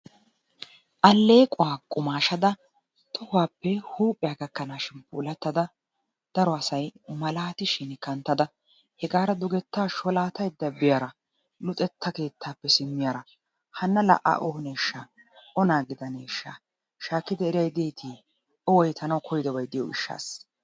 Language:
Wolaytta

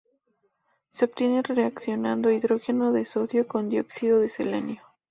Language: Spanish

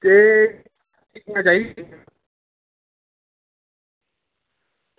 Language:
Dogri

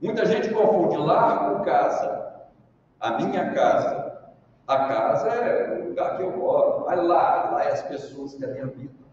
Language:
Portuguese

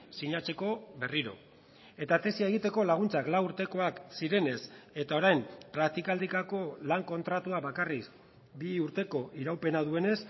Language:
Basque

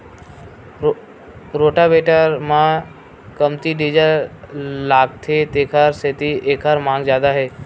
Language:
Chhattisgarhi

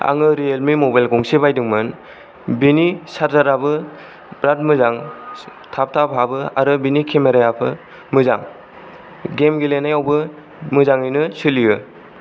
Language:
Bodo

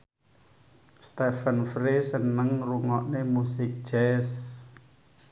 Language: Javanese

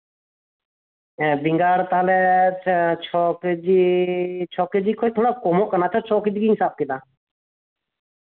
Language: Santali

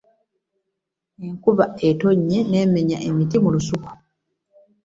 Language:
Ganda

